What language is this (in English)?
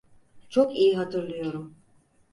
Turkish